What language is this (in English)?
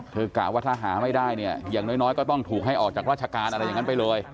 Thai